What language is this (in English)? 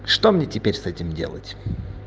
Russian